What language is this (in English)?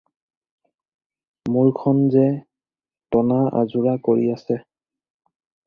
Assamese